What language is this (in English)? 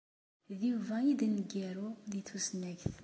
Kabyle